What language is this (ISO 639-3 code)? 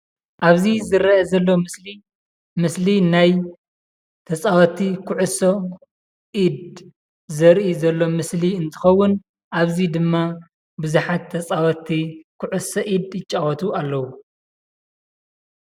tir